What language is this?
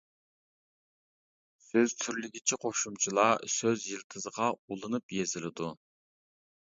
Uyghur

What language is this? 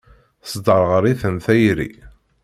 Kabyle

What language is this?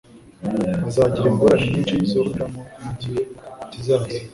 Kinyarwanda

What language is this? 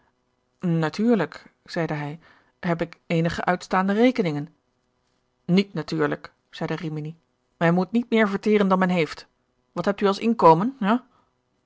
Dutch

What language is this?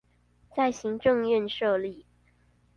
Chinese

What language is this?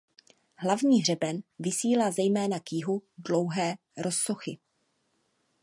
Czech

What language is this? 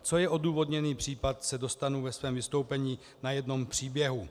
Czech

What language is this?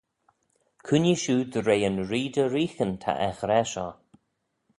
Manx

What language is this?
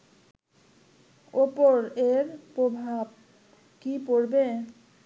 Bangla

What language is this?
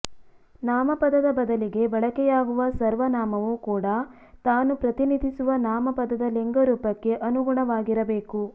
Kannada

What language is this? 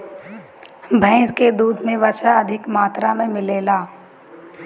Bhojpuri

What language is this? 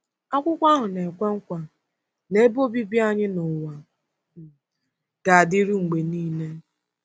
Igbo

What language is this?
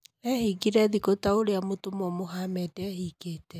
Kikuyu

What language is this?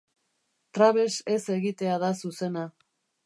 Basque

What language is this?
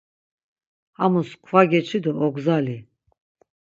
Laz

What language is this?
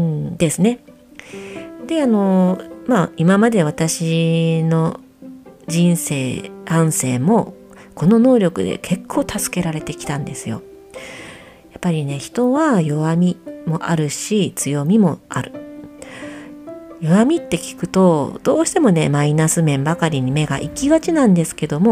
Japanese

